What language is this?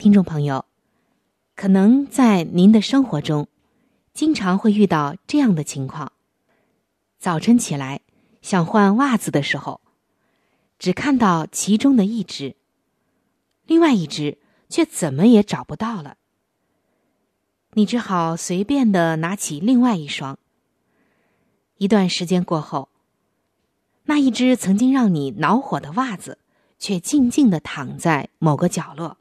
Chinese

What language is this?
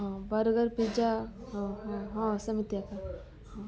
Odia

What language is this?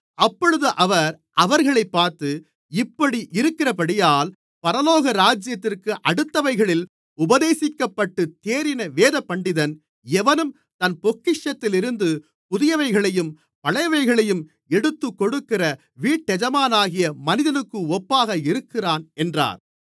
Tamil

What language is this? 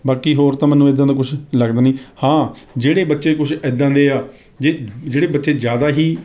Punjabi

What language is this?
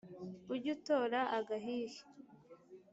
Kinyarwanda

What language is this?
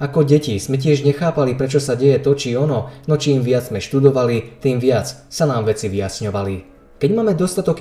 Slovak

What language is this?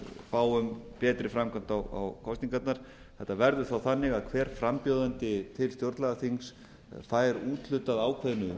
Icelandic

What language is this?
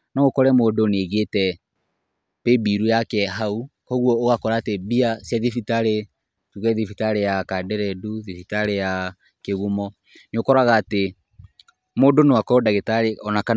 Kikuyu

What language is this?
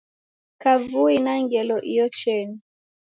Taita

